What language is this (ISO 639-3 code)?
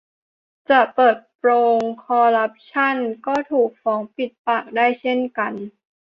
tha